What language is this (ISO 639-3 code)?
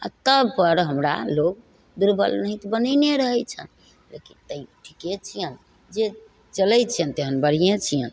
mai